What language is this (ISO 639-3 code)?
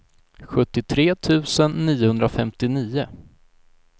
swe